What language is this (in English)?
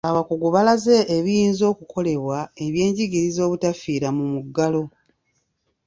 Ganda